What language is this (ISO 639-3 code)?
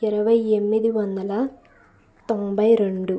tel